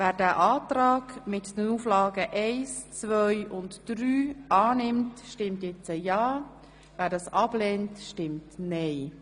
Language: Swiss German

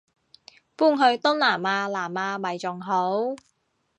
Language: Cantonese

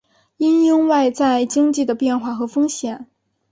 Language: Chinese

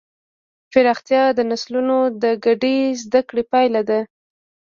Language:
Pashto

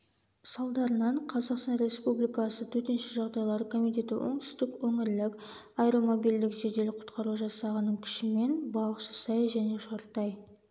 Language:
Kazakh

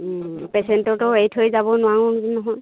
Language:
Assamese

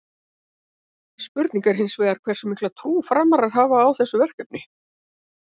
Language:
Icelandic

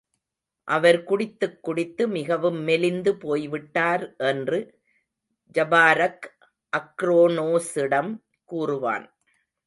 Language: Tamil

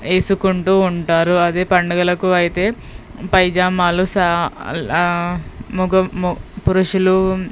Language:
Telugu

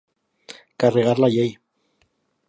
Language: Catalan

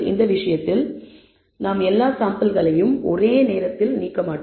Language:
Tamil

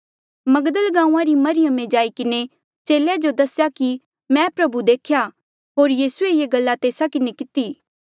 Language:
Mandeali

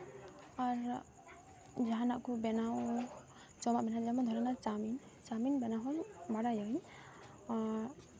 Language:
Santali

